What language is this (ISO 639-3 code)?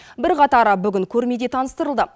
kaz